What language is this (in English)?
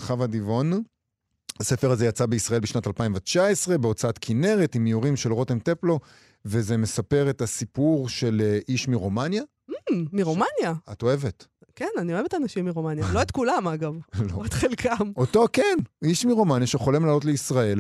Hebrew